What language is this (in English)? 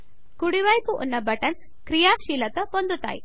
Telugu